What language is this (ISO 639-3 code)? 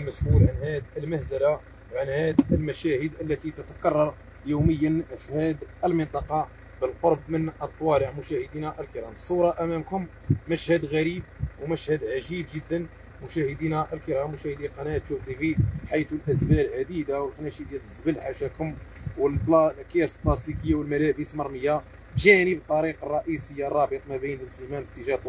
ara